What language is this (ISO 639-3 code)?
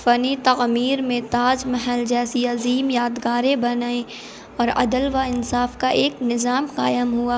urd